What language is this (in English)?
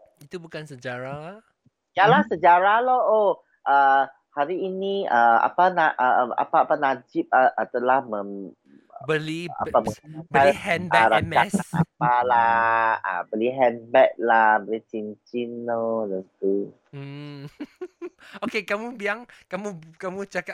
Malay